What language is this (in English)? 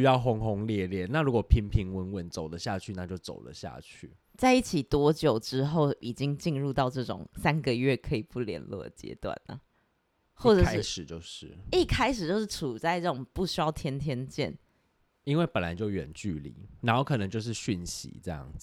Chinese